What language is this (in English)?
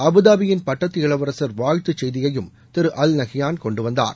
Tamil